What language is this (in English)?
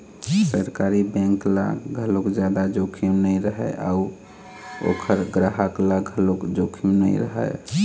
Chhattisgarhi